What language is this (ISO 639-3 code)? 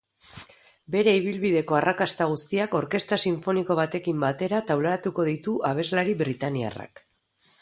eus